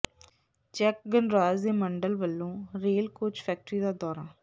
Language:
Punjabi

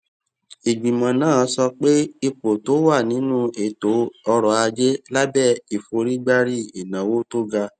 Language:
Yoruba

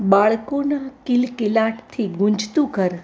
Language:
Gujarati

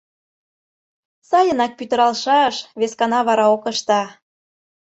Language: Mari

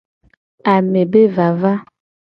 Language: Gen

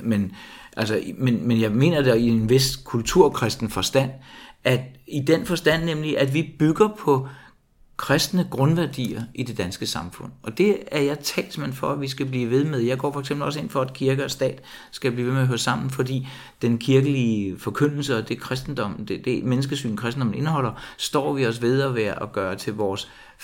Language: Danish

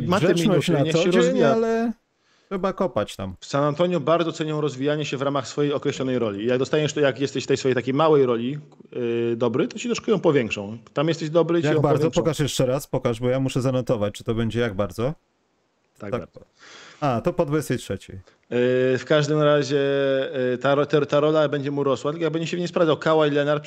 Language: Polish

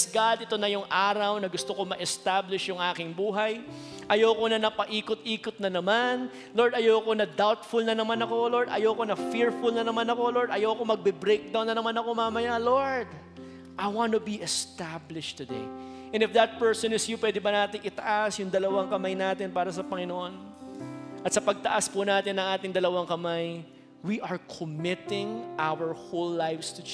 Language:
Filipino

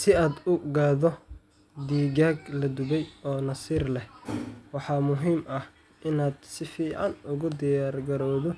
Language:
Somali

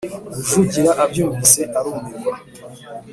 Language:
Kinyarwanda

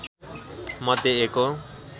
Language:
Nepali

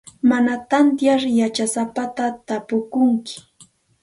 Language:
Santa Ana de Tusi Pasco Quechua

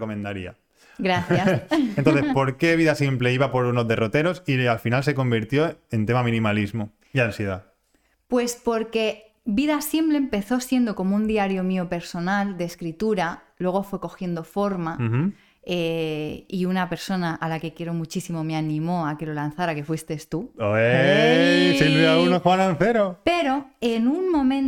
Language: Spanish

